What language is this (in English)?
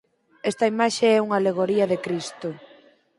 Galician